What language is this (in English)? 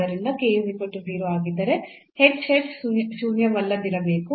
Kannada